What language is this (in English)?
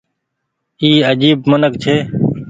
Goaria